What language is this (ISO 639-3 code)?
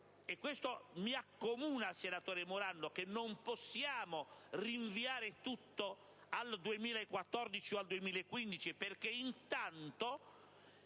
ita